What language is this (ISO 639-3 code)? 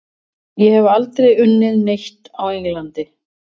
isl